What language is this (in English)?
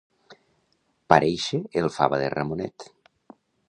Catalan